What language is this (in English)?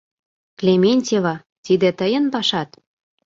Mari